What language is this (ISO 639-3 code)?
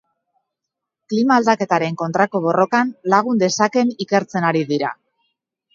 eus